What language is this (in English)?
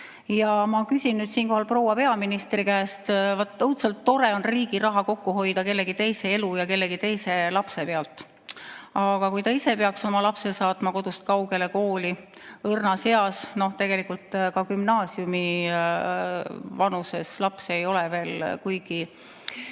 Estonian